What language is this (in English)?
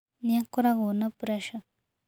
Kikuyu